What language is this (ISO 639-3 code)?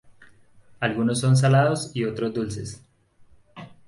spa